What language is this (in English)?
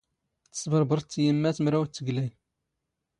Standard Moroccan Tamazight